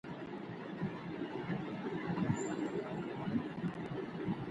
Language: Pashto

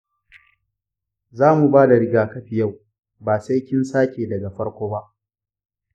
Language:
Hausa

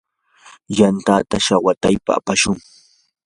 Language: Yanahuanca Pasco Quechua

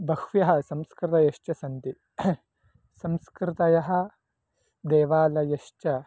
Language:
Sanskrit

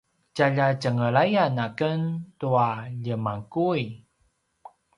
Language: Paiwan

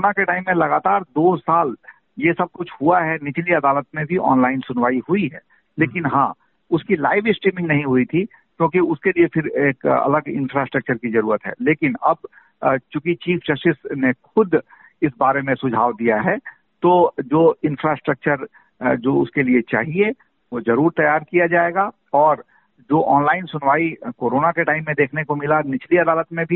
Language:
Hindi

